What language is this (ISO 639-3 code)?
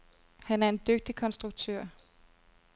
dan